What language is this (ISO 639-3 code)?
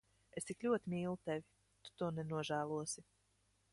lav